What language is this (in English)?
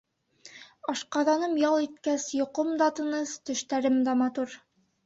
Bashkir